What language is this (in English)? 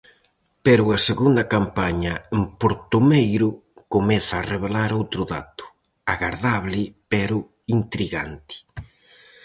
Galician